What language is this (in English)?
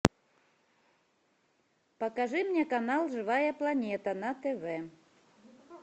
Russian